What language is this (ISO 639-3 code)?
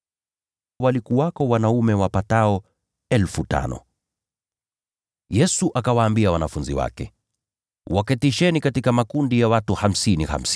swa